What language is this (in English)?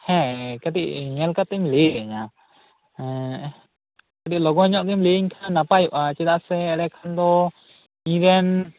Santali